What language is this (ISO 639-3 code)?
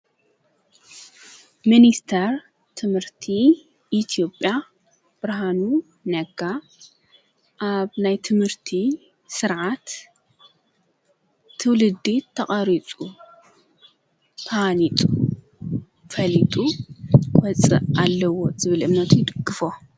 tir